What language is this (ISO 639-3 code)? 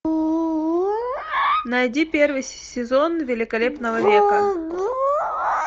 rus